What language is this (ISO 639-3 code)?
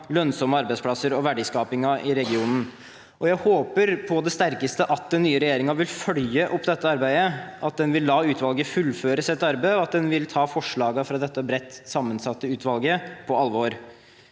nor